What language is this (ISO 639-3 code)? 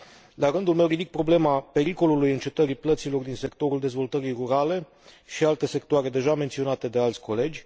ron